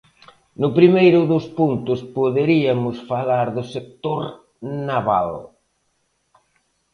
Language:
Galician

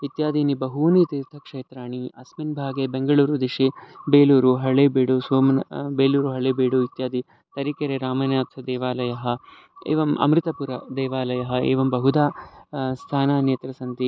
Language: Sanskrit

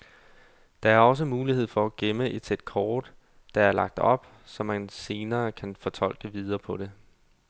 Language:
Danish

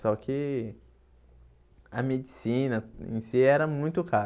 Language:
Portuguese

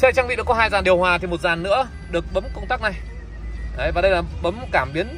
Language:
Vietnamese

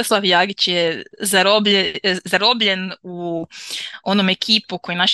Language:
Croatian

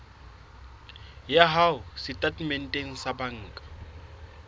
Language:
Southern Sotho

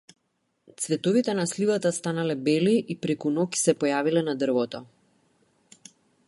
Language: Macedonian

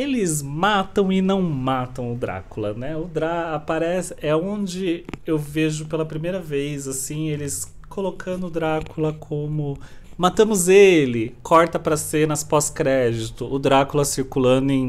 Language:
Portuguese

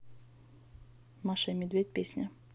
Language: Russian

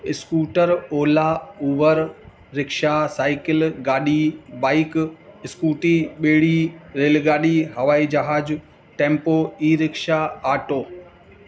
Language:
Sindhi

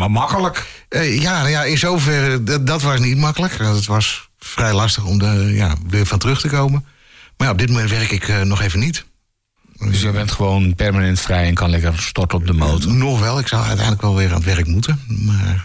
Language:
Dutch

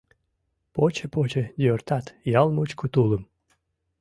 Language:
Mari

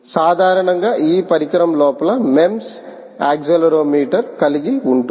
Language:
Telugu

